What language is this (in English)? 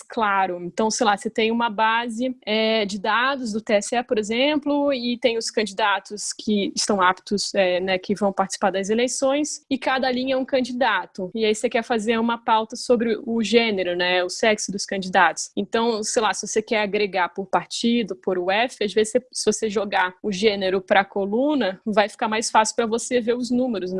Portuguese